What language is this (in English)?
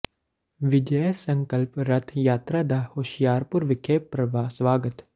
Punjabi